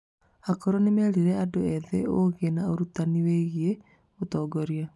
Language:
Kikuyu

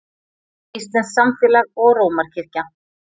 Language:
Icelandic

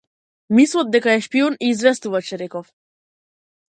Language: Macedonian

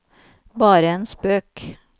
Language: Norwegian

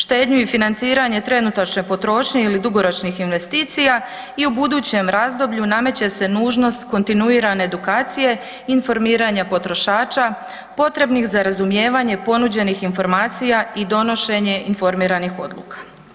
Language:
Croatian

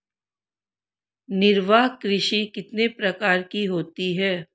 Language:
Hindi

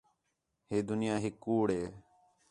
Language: Khetrani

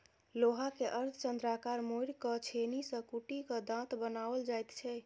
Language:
Maithili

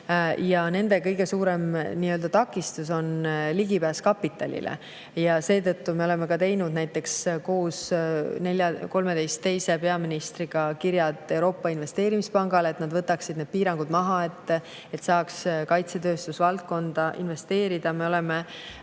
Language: Estonian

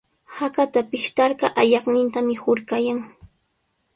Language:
Sihuas Ancash Quechua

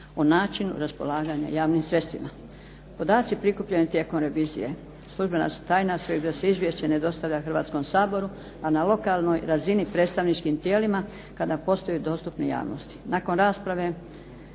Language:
Croatian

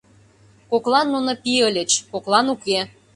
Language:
Mari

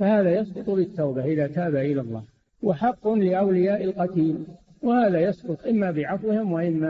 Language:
Arabic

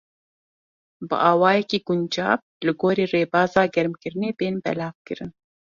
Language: Kurdish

